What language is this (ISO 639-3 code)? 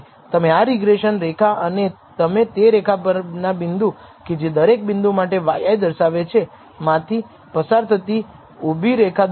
guj